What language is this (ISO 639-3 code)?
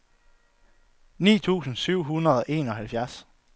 dan